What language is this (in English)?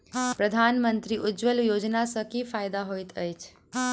Maithili